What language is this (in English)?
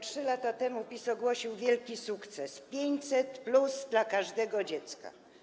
Polish